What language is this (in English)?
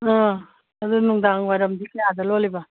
Manipuri